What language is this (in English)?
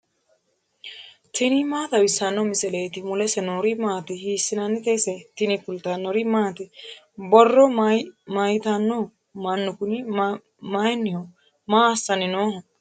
Sidamo